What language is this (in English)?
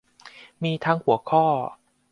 Thai